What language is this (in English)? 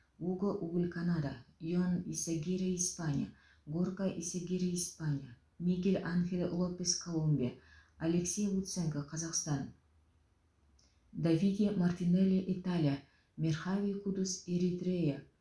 Kazakh